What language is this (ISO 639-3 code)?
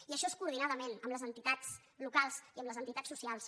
cat